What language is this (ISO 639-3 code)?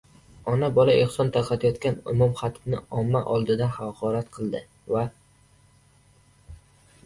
uzb